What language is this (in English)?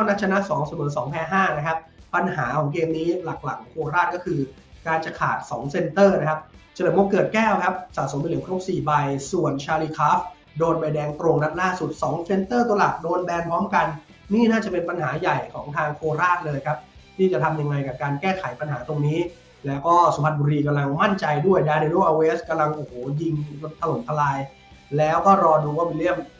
Thai